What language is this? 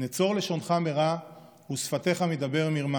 Hebrew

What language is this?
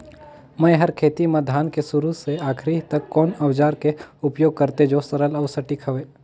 Chhattisgarhi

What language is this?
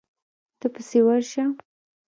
Pashto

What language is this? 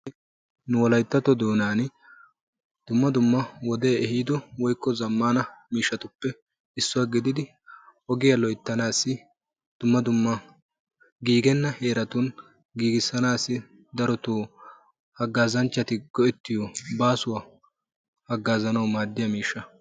Wolaytta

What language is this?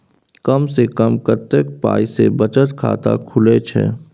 Maithili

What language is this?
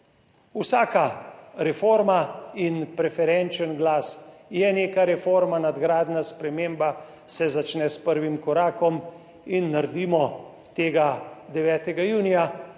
Slovenian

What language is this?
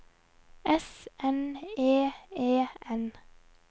Norwegian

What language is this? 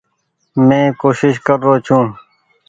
Goaria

